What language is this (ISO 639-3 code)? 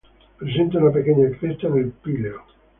spa